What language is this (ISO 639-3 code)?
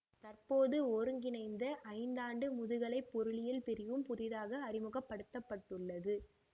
tam